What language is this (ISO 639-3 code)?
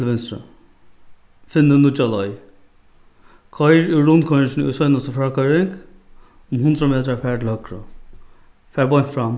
fao